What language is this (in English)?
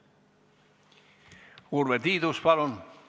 Estonian